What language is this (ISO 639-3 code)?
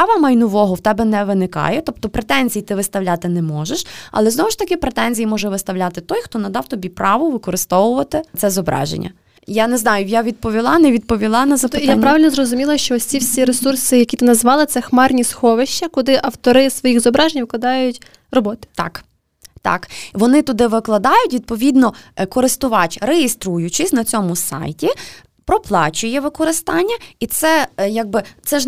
ukr